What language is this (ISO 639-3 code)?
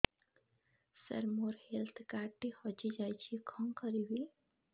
ori